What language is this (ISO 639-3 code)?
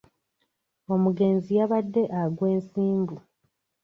lug